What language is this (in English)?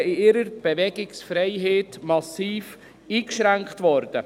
Swiss German